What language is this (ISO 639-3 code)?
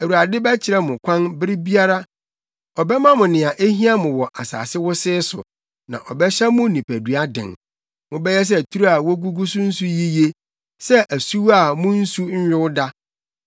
aka